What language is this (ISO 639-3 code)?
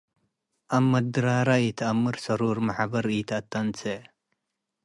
tig